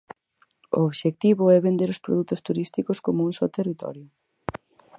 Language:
Galician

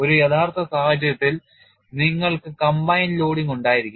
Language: Malayalam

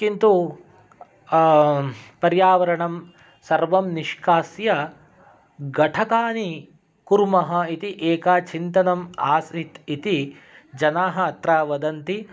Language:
Sanskrit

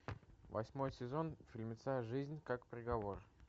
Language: Russian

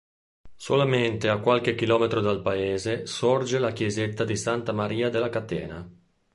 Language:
Italian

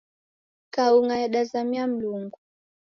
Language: Taita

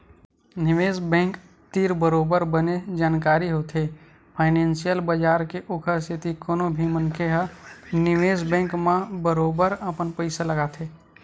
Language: Chhattisgarhi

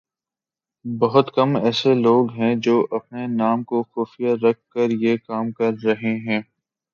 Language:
Urdu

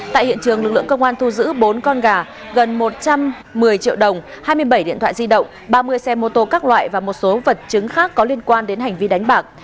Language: Vietnamese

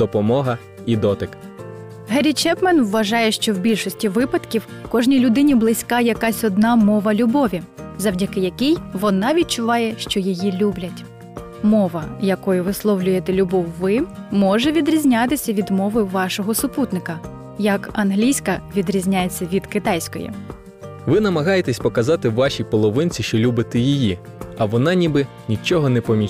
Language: Ukrainian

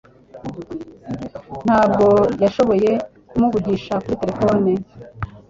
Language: Kinyarwanda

